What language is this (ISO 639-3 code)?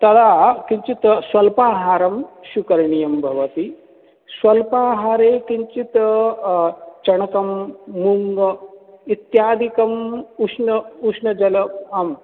san